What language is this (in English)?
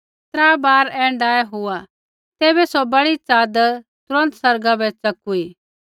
Kullu Pahari